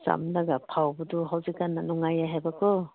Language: Manipuri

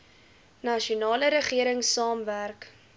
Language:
Afrikaans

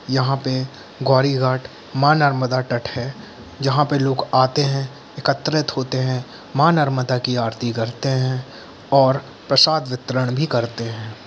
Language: Hindi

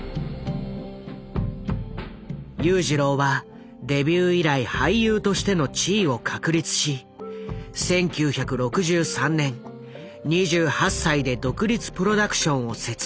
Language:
Japanese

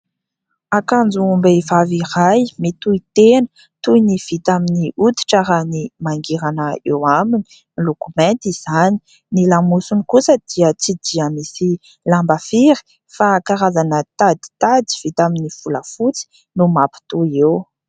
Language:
Malagasy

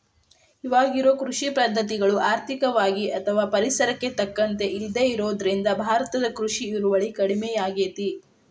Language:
Kannada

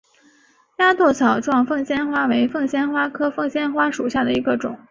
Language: Chinese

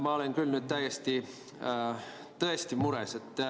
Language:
Estonian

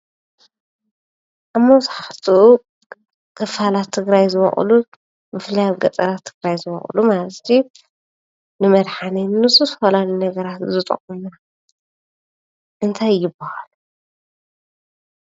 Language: Tigrinya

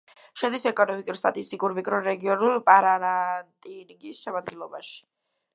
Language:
Georgian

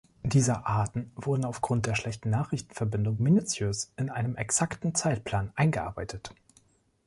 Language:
German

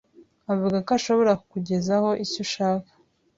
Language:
Kinyarwanda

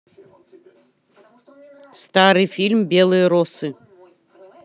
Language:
Russian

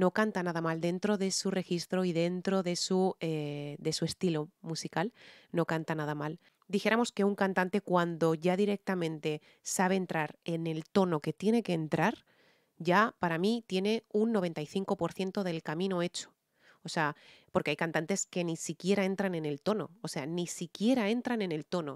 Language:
Spanish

